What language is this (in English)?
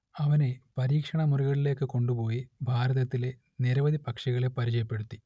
Malayalam